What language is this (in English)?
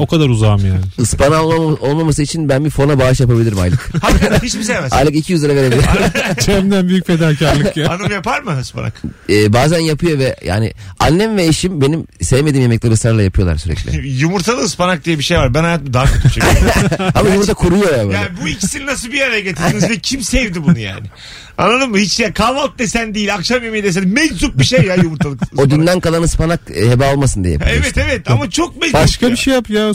Turkish